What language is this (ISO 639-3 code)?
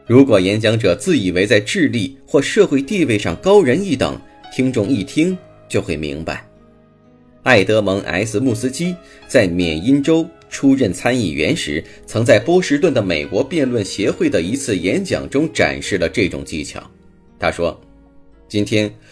zho